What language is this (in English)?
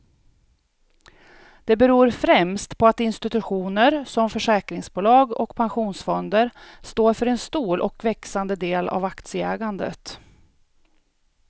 Swedish